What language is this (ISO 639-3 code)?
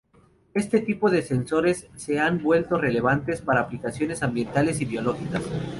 spa